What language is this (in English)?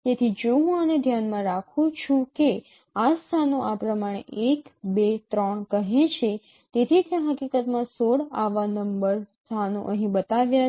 Gujarati